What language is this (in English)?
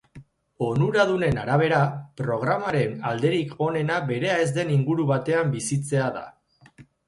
Basque